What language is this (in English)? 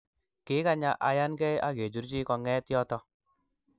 Kalenjin